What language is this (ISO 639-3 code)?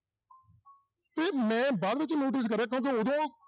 pan